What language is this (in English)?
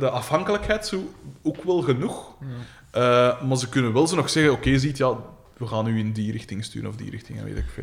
Dutch